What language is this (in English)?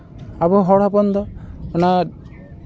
Santali